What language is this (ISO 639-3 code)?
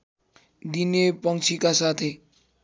nep